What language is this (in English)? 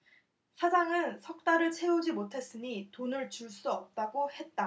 Korean